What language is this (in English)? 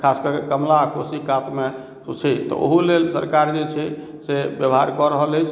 Maithili